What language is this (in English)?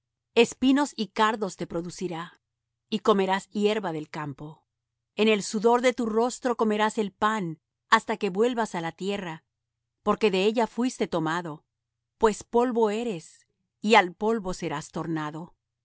Spanish